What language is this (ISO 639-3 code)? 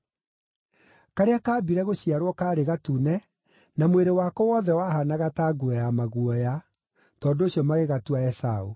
kik